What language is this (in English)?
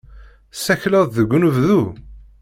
Kabyle